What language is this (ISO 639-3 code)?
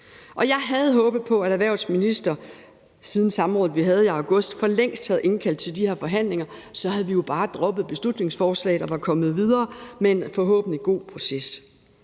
dan